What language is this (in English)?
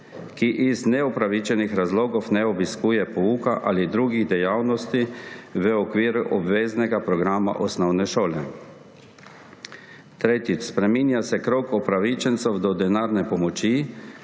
Slovenian